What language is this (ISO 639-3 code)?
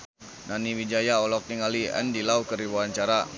sun